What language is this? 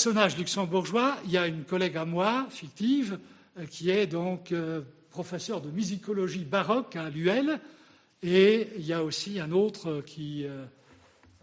French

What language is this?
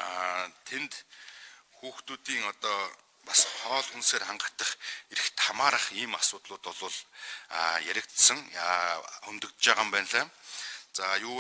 Turkish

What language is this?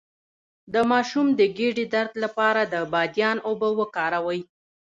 Pashto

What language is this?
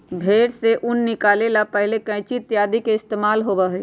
Magahi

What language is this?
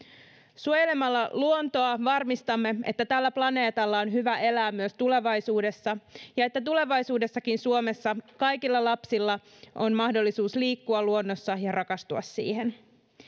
Finnish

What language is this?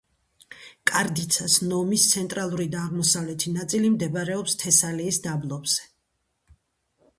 Georgian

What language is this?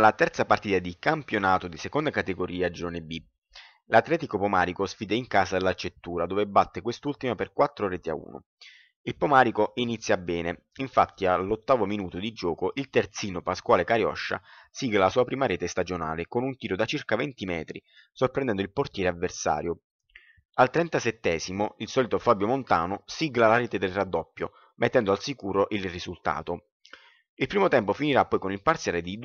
Italian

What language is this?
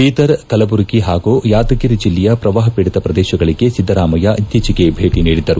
Kannada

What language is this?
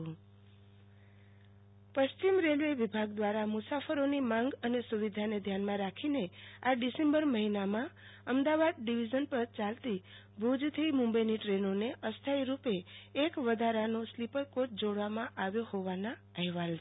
Gujarati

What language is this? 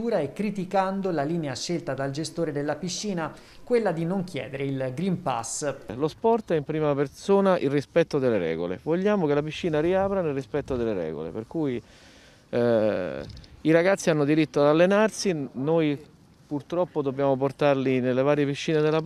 Italian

